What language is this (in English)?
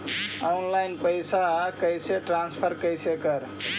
Magahi